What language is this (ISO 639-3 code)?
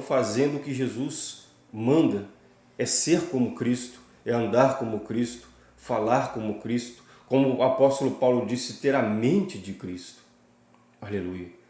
por